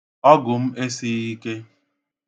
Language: Igbo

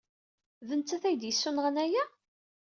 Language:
Kabyle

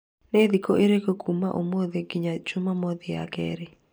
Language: Kikuyu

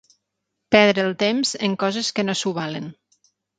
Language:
Catalan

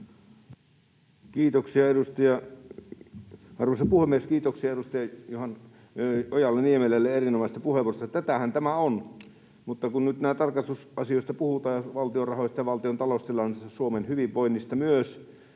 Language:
Finnish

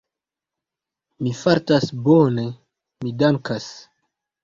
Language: Esperanto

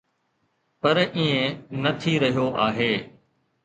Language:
Sindhi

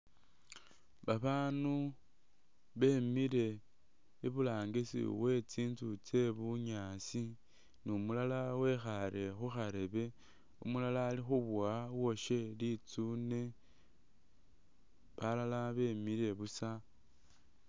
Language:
Masaaba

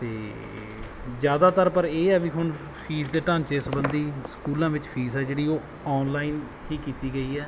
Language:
Punjabi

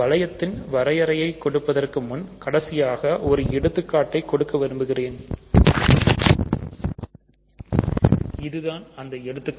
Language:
Tamil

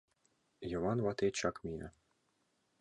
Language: Mari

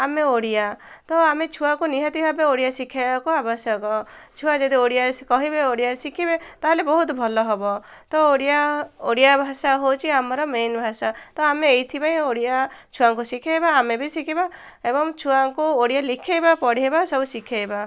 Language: Odia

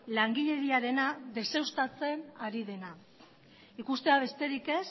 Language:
Basque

